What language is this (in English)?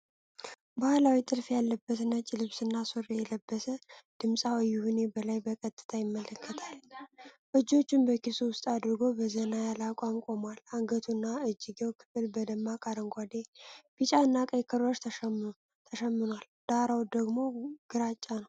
Amharic